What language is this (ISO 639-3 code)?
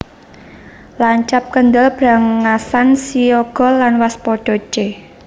jav